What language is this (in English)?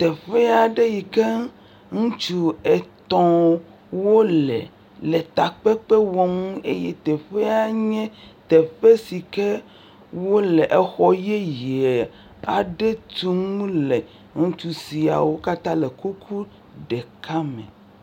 Ewe